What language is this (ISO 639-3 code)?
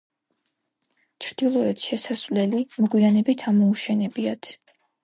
kat